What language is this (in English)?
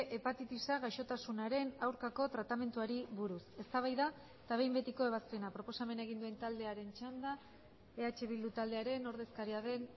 Basque